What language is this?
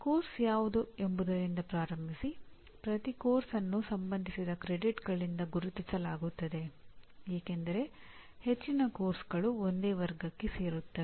Kannada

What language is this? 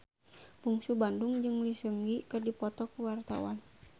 Sundanese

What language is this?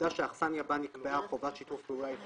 Hebrew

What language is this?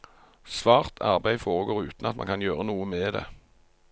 Norwegian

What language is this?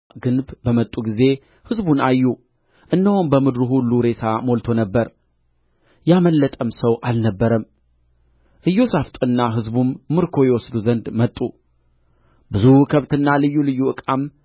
Amharic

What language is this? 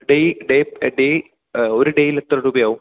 Malayalam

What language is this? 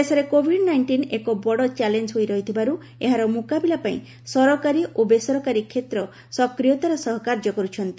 Odia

